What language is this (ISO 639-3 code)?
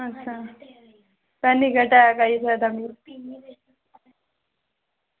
doi